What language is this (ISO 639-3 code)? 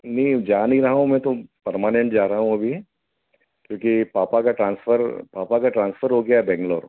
hin